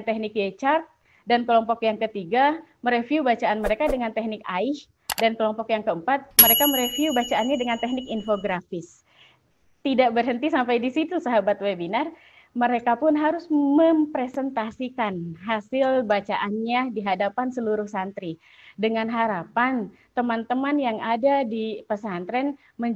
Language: Indonesian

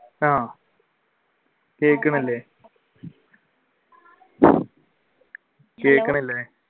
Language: Malayalam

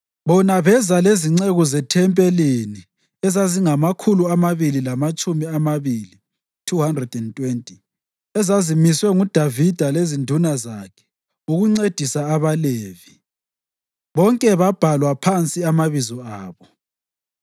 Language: North Ndebele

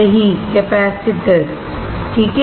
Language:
Hindi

